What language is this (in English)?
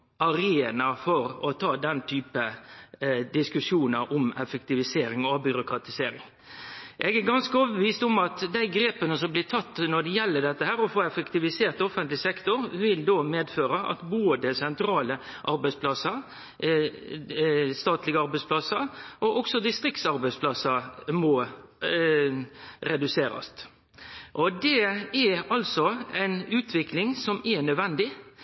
Norwegian Nynorsk